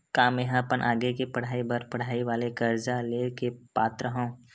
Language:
Chhattisgarhi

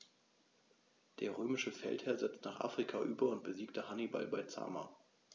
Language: German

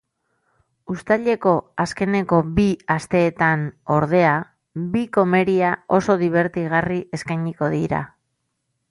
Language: Basque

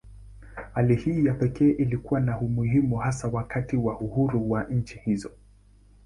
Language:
Swahili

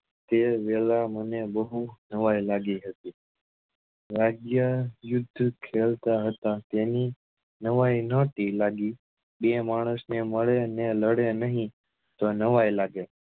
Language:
Gujarati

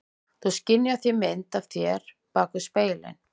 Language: Icelandic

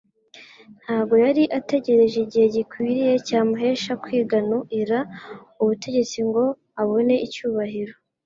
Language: Kinyarwanda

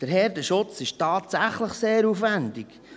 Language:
Swiss German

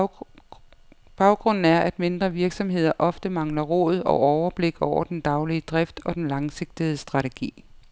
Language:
Danish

